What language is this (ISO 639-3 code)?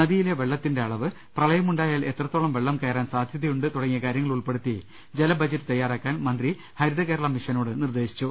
mal